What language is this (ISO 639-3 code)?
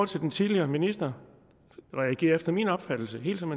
dan